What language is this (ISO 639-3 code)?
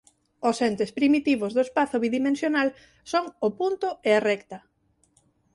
glg